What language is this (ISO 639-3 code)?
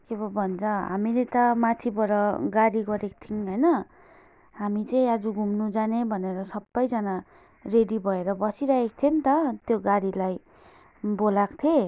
nep